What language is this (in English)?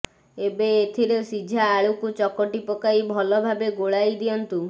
Odia